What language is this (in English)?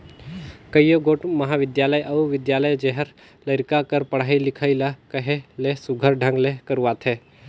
Chhattisgarhi